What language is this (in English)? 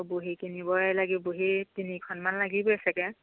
Assamese